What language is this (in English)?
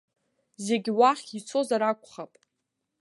Abkhazian